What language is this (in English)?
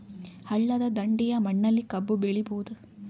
Kannada